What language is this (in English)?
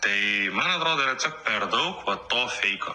Lithuanian